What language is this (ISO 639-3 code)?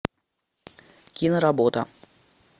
rus